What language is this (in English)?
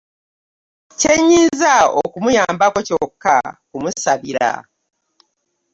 Ganda